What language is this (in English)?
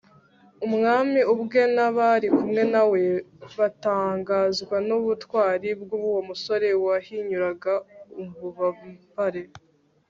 Kinyarwanda